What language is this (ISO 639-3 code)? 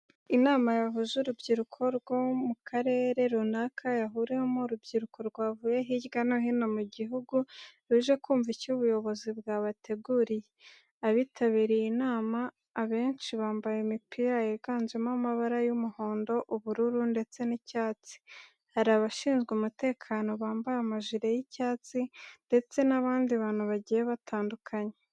kin